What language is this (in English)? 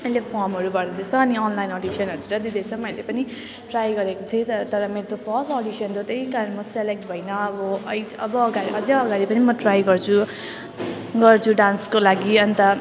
Nepali